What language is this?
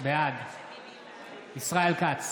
Hebrew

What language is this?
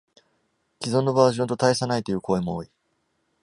Japanese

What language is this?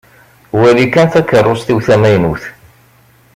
Kabyle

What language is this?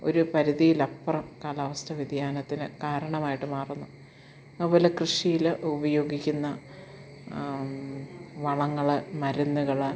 Malayalam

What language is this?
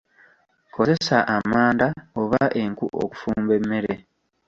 Ganda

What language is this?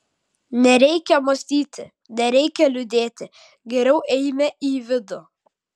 Lithuanian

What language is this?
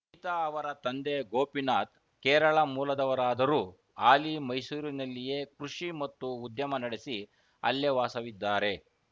Kannada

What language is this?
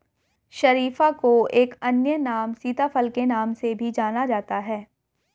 Hindi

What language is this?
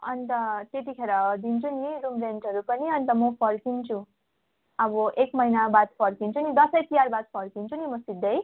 Nepali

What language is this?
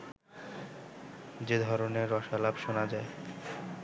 Bangla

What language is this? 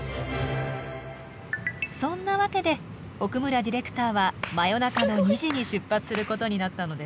Japanese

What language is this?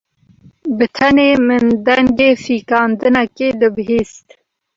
Kurdish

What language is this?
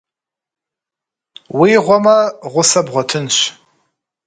Kabardian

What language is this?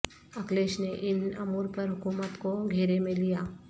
Urdu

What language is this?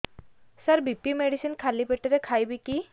Odia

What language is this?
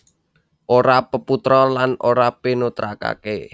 Javanese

